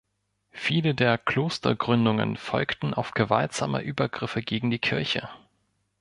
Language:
German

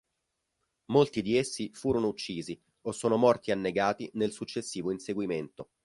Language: Italian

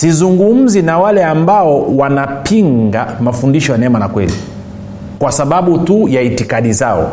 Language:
Swahili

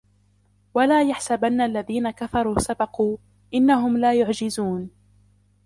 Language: Arabic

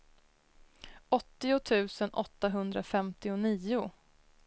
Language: Swedish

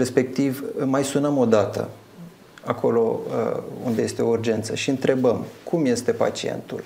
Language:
Romanian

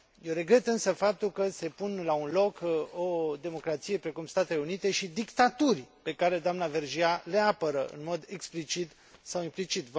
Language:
Romanian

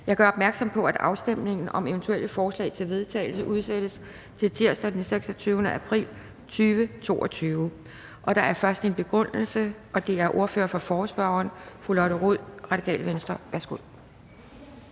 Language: Danish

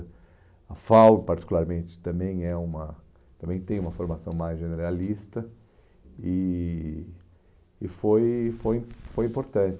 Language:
Portuguese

